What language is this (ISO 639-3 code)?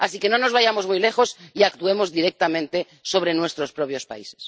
spa